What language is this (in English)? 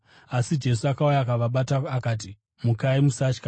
Shona